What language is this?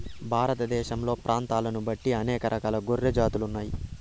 Telugu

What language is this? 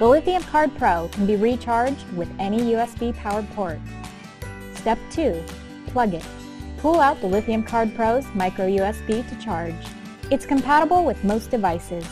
English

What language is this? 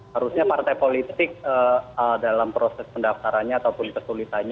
Indonesian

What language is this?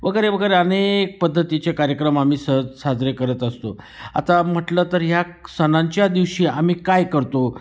Marathi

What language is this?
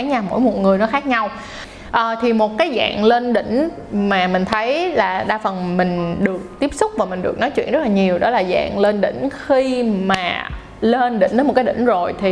Vietnamese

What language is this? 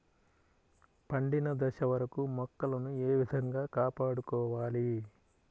Telugu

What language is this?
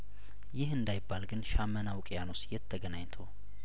Amharic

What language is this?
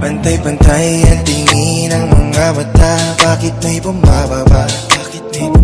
Polish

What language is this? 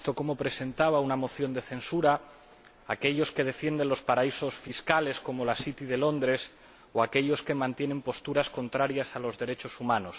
Spanish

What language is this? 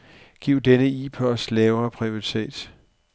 Danish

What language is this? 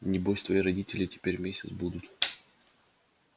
Russian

